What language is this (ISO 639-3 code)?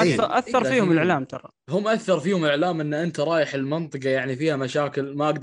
ara